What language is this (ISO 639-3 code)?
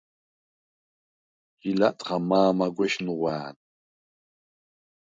sva